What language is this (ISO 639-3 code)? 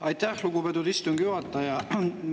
est